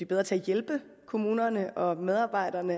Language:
Danish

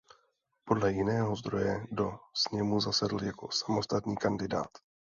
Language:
Czech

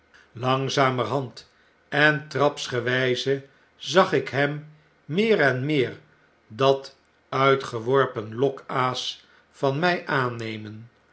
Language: Dutch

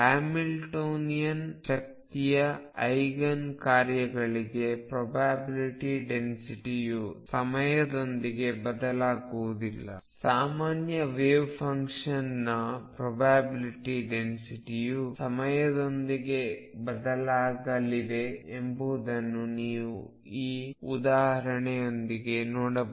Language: Kannada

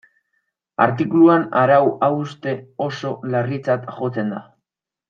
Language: Basque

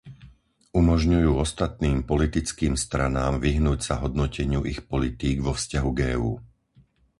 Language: Slovak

